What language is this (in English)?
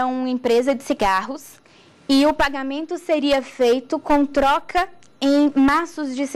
Portuguese